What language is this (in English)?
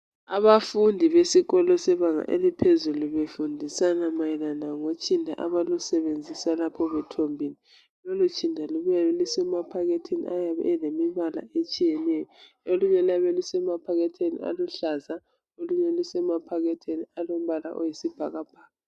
North Ndebele